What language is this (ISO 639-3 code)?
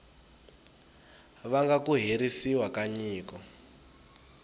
tso